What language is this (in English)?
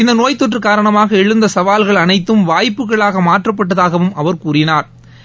Tamil